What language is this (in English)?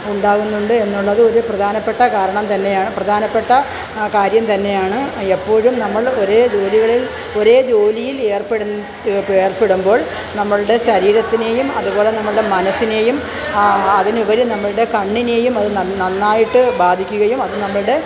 Malayalam